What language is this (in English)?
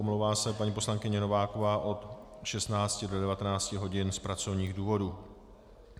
Czech